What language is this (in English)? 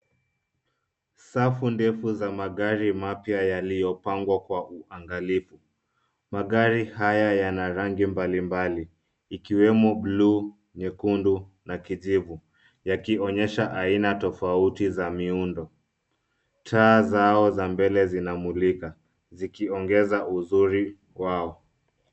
Swahili